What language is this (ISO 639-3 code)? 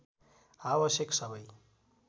nep